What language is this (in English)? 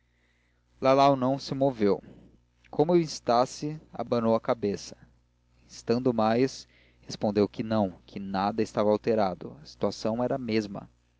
Portuguese